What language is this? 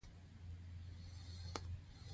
Pashto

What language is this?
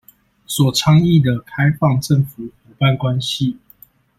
Chinese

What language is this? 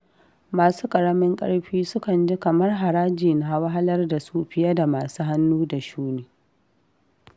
Hausa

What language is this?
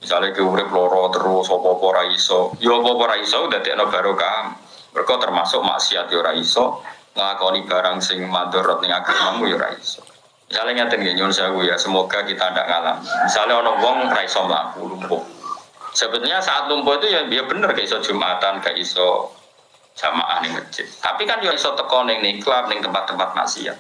Indonesian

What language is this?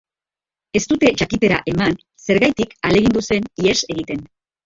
Basque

